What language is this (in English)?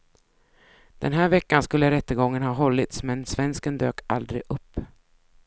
Swedish